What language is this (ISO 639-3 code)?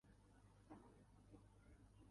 uzb